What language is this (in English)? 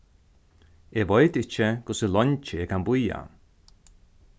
Faroese